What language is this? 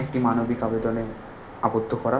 Bangla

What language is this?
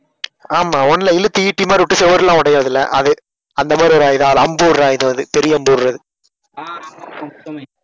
Tamil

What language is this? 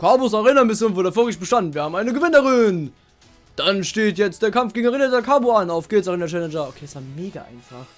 German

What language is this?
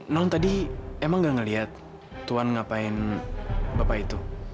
Indonesian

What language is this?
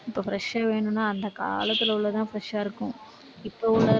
Tamil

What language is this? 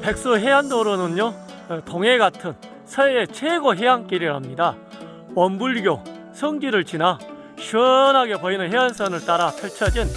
Korean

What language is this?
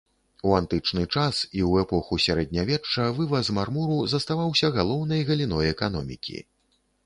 Belarusian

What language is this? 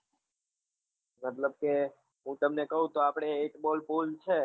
Gujarati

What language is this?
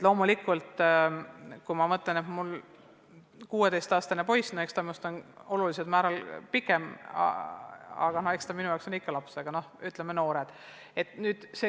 Estonian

